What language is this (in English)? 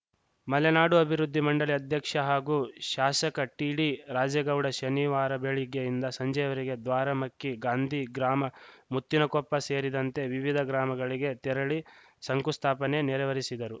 Kannada